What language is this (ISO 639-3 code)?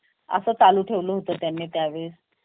mar